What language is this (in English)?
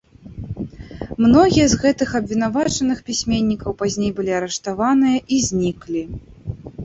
Belarusian